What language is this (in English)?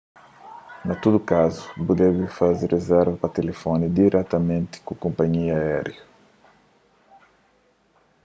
Kabuverdianu